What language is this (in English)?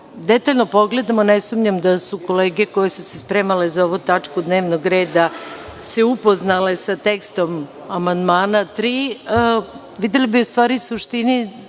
Serbian